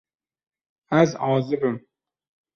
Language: Kurdish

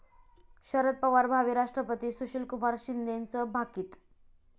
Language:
Marathi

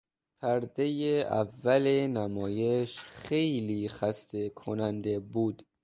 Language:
Persian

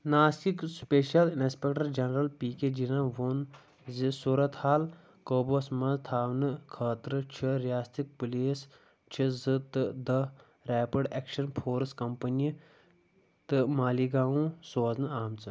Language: Kashmiri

